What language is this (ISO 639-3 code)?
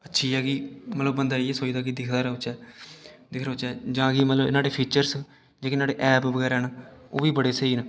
doi